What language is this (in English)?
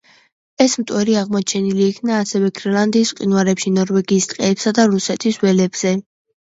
Georgian